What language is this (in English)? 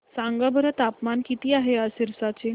Marathi